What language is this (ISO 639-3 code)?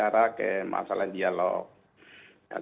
ind